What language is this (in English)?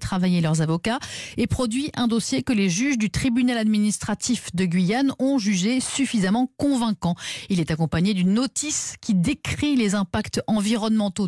French